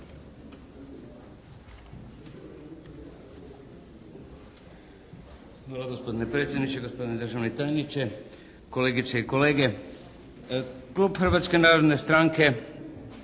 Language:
Croatian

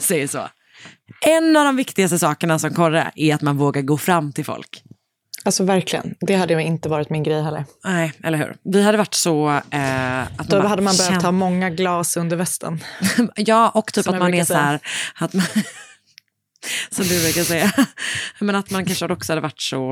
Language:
Swedish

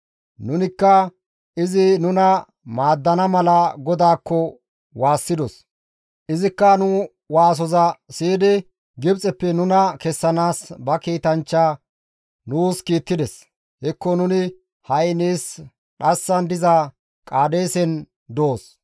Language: Gamo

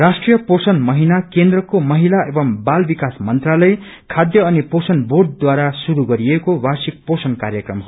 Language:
Nepali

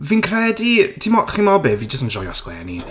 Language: Welsh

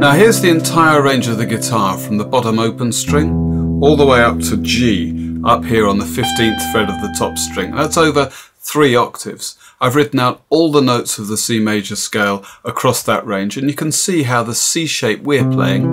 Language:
English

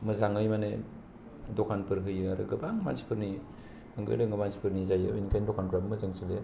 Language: Bodo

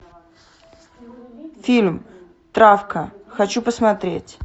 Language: Russian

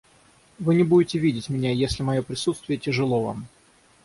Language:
Russian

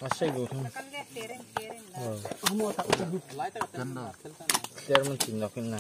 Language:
Thai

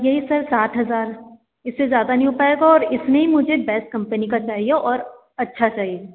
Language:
Hindi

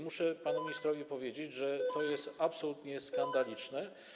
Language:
Polish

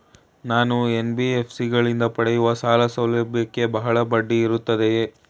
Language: Kannada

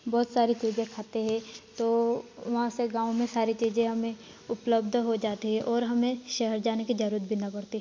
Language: Hindi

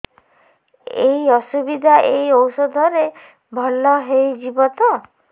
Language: Odia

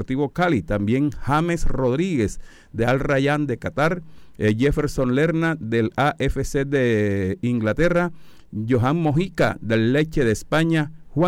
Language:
Spanish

